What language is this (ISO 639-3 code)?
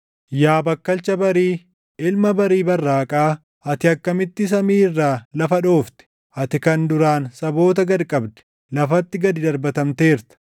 orm